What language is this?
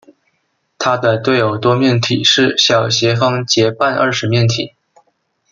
Chinese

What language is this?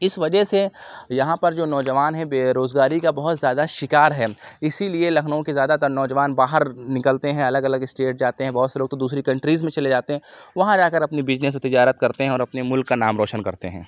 Urdu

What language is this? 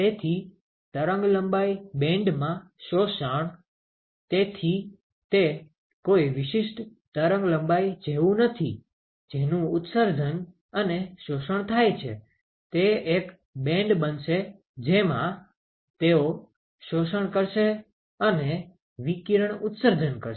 Gujarati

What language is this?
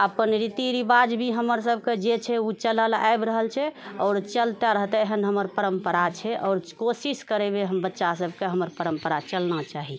Maithili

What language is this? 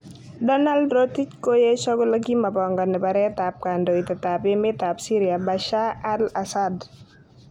Kalenjin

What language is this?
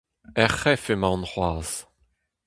Breton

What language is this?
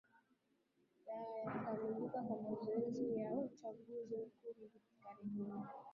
Swahili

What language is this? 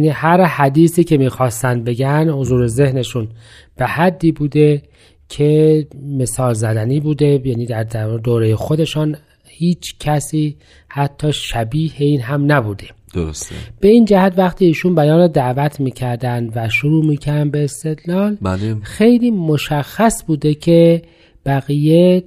Persian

